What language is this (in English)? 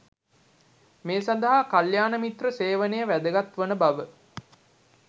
Sinhala